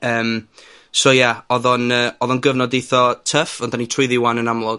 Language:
Welsh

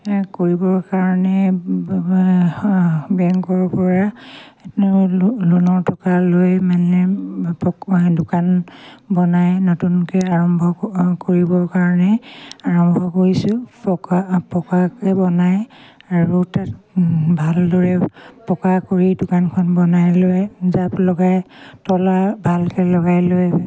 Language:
Assamese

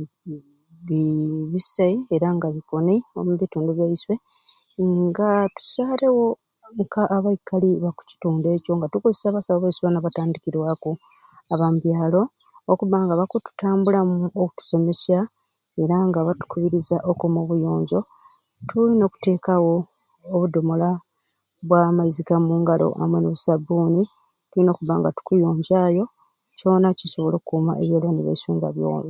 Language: Ruuli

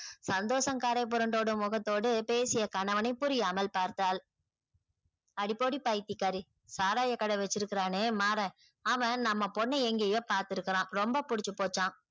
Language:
Tamil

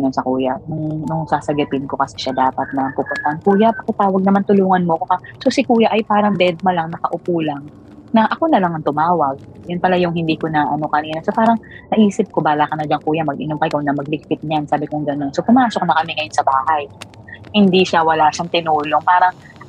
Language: Filipino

